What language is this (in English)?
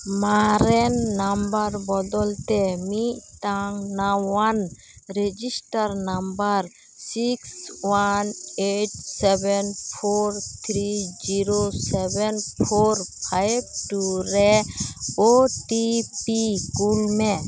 Santali